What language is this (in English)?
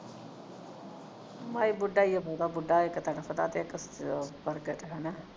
Punjabi